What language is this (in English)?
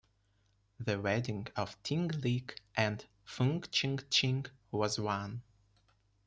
English